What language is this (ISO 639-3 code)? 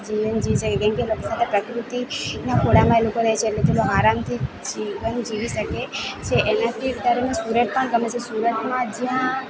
guj